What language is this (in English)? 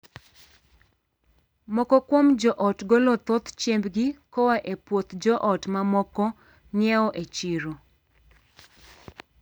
Luo (Kenya and Tanzania)